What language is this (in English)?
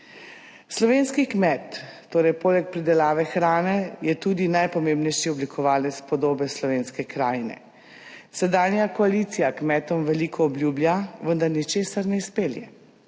Slovenian